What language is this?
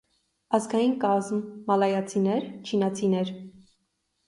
Armenian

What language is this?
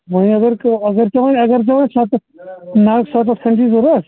Kashmiri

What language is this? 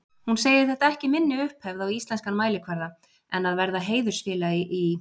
Icelandic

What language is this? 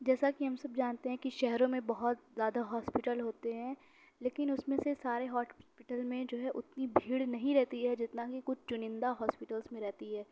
Urdu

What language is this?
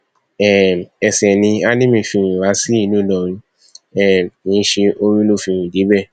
Yoruba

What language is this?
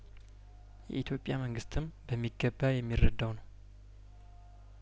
Amharic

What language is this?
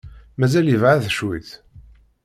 Kabyle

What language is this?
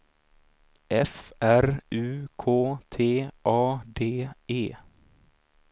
Swedish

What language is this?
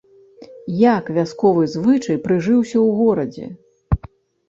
Belarusian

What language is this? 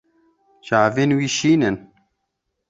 Kurdish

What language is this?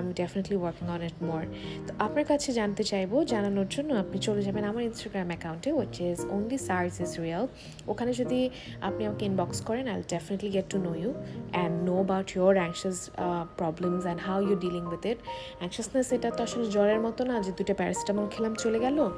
Bangla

